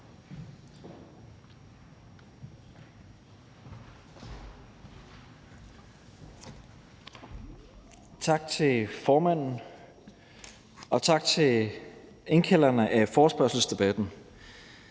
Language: Danish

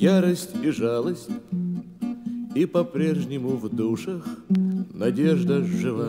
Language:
Russian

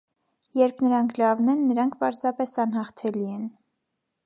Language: Armenian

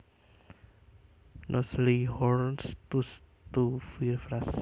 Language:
Javanese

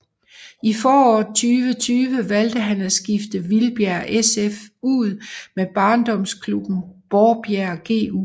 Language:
Danish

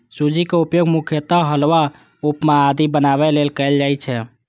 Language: Maithili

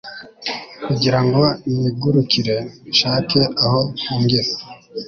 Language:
Kinyarwanda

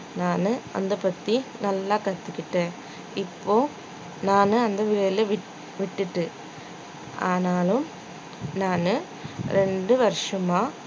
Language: Tamil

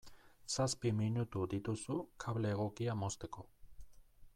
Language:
Basque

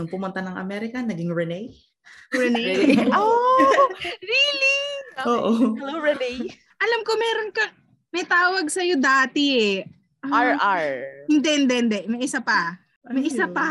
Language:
Filipino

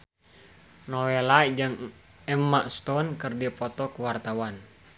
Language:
Sundanese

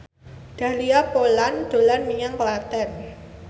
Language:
Javanese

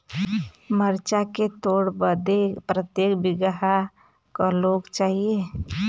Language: Bhojpuri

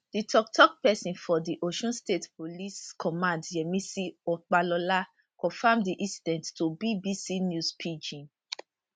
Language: Nigerian Pidgin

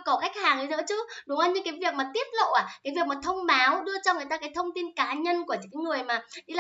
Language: Vietnamese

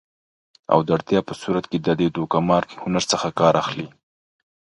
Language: Pashto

